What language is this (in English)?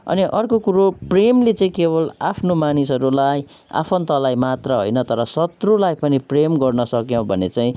Nepali